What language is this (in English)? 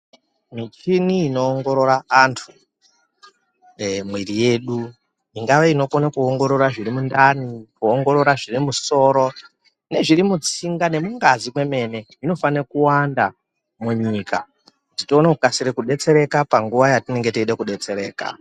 Ndau